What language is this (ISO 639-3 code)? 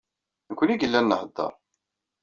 kab